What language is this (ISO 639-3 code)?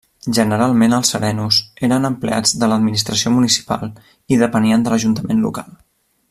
cat